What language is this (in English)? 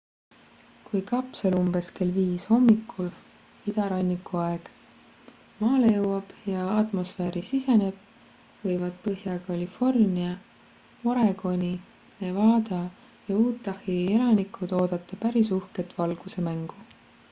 Estonian